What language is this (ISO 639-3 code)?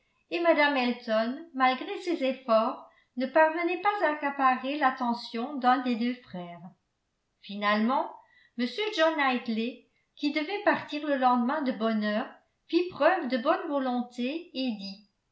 fra